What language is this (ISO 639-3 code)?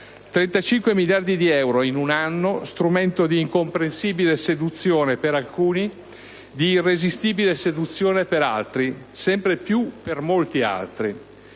ita